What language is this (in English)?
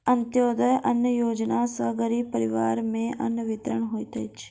Maithili